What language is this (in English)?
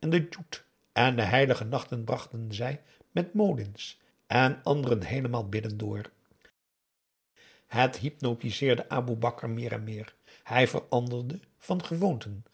Dutch